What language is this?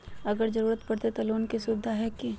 Magahi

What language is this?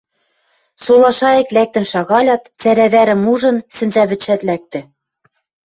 Western Mari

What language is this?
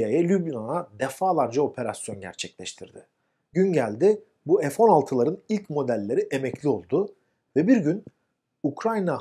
Turkish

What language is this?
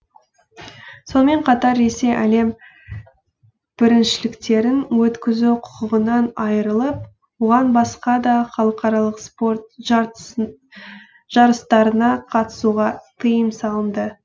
Kazakh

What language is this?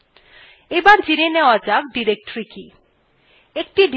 Bangla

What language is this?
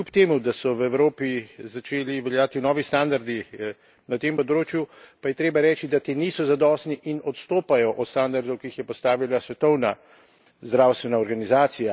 Slovenian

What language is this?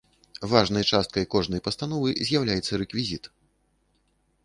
Belarusian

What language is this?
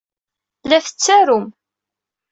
Kabyle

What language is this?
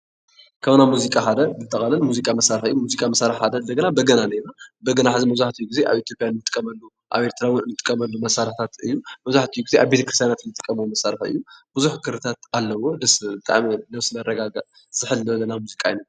Tigrinya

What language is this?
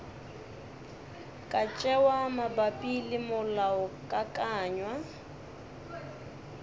Northern Sotho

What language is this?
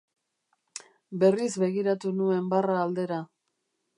Basque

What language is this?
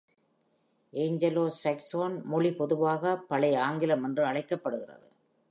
Tamil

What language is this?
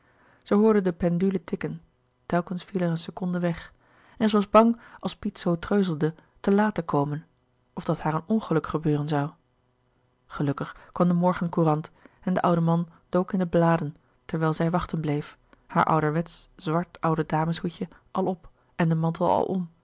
Dutch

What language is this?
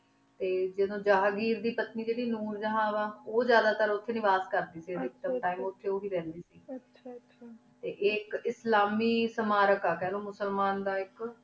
Punjabi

